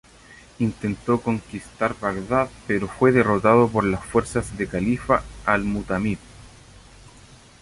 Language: Spanish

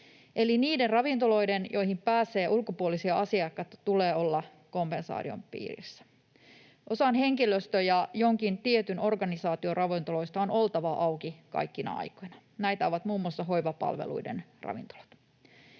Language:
Finnish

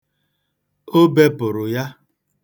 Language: Igbo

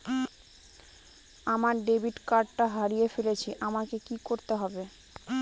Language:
Bangla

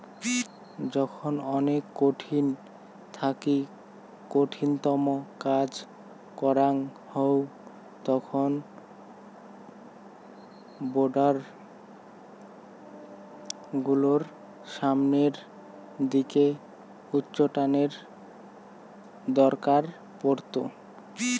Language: Bangla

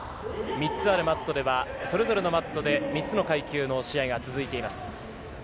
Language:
Japanese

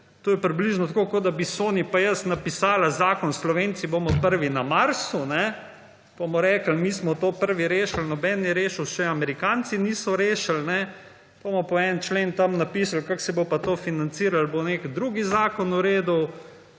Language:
Slovenian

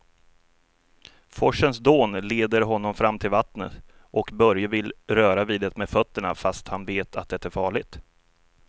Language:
Swedish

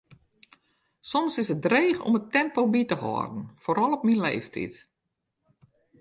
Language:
Western Frisian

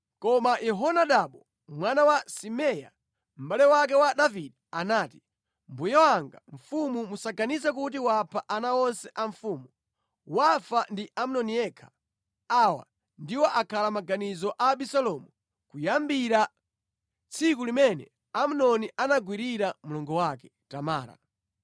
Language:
Nyanja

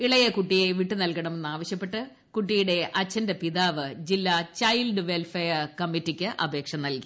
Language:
Malayalam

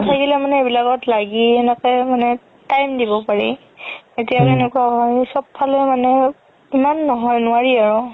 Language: Assamese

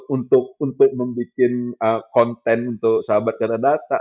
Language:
Indonesian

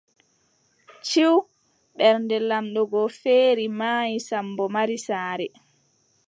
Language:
Adamawa Fulfulde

